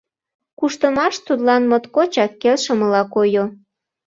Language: Mari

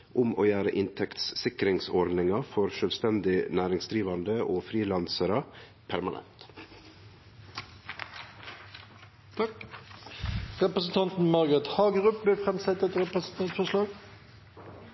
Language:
Norwegian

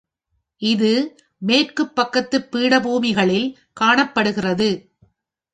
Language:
Tamil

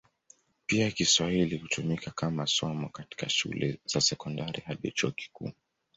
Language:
Swahili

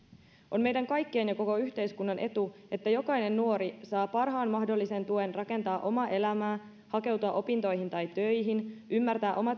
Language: Finnish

